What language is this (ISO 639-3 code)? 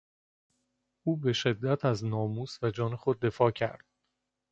fas